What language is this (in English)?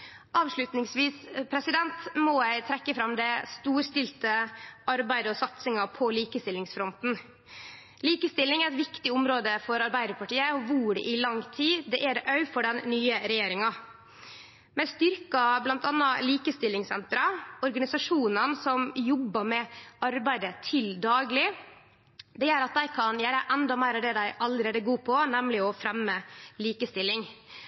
Norwegian Nynorsk